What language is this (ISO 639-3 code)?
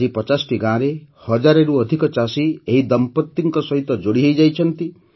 ori